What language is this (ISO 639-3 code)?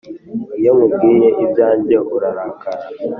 kin